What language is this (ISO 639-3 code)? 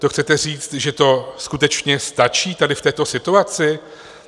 ces